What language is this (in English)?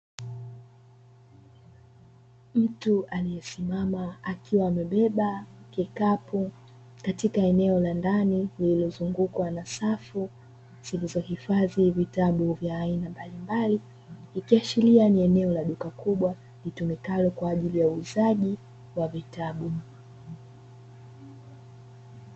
Swahili